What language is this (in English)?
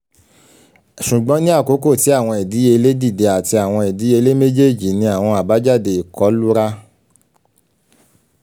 Yoruba